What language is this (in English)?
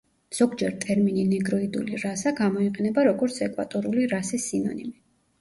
Georgian